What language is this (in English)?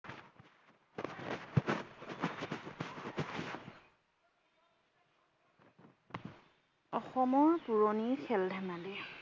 Assamese